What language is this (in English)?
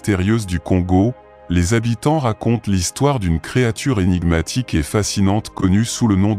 French